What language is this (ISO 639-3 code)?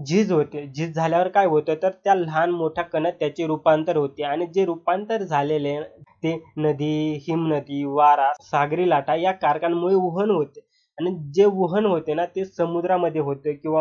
hin